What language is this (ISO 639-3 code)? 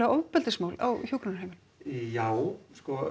isl